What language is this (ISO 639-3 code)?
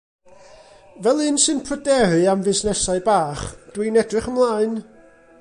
cym